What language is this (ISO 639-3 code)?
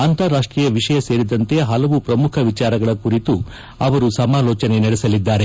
kan